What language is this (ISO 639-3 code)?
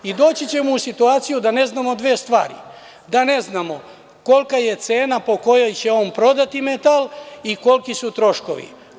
srp